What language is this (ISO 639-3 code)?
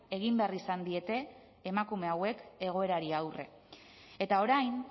eus